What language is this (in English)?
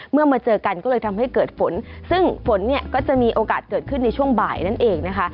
Thai